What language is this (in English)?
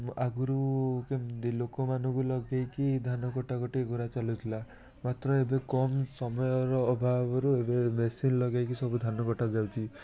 Odia